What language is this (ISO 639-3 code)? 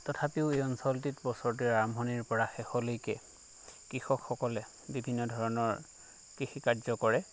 asm